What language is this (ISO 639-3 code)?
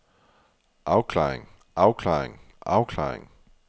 dan